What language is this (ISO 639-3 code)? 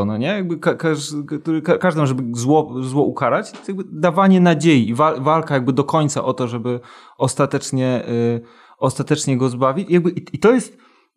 pol